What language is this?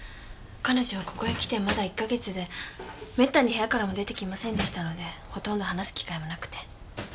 Japanese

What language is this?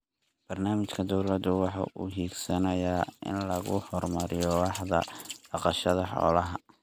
Somali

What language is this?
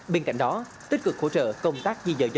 Vietnamese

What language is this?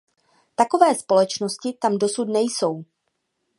Czech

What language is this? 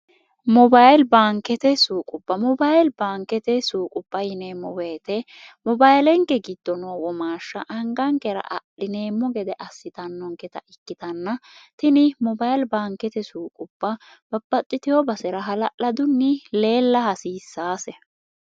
Sidamo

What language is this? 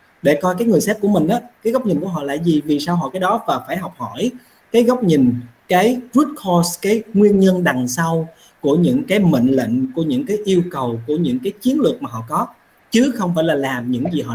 Vietnamese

